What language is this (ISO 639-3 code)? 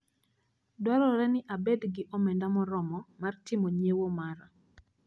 luo